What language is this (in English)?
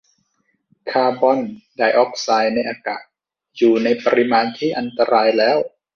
Thai